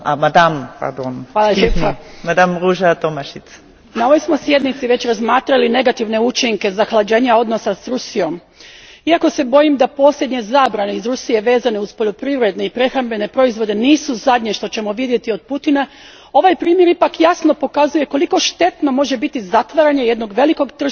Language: Croatian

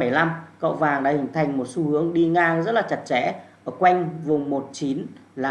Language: Vietnamese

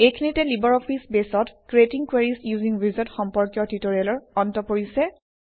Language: Assamese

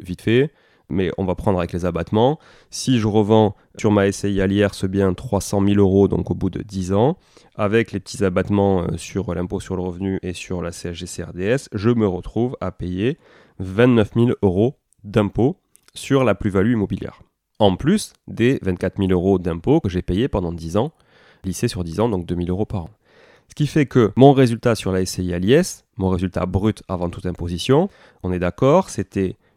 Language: French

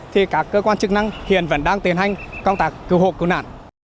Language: Vietnamese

